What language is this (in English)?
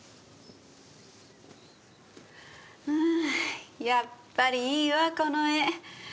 Japanese